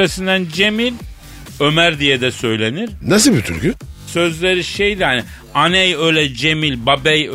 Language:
Turkish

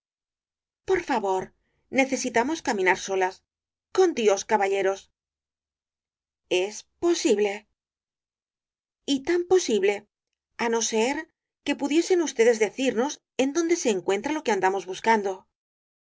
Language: Spanish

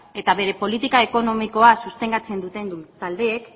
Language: Basque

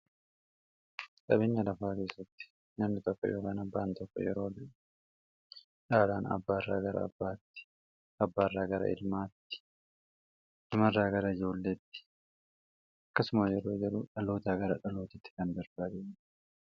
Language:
Oromo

